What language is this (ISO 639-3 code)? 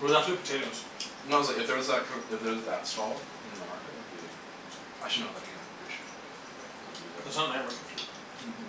eng